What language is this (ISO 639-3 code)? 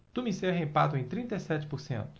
por